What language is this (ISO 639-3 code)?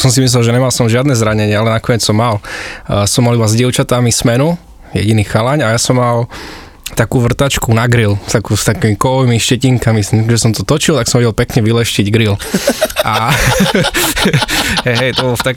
slk